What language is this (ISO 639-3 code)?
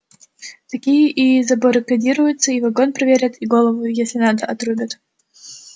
rus